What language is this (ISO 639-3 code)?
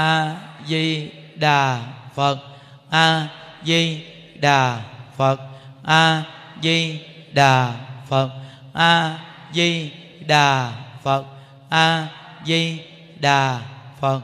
vie